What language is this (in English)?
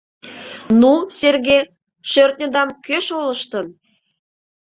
Mari